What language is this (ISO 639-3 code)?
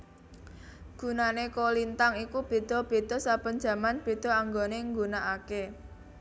jav